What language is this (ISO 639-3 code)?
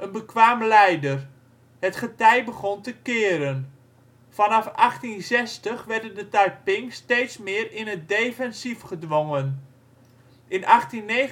nld